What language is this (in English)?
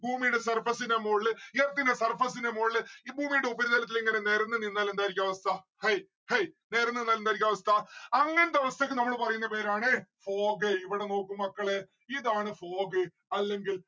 Malayalam